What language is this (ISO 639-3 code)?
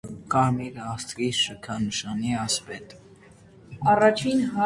hye